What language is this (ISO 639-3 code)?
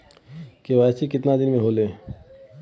bho